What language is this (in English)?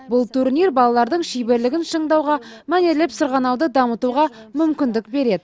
Kazakh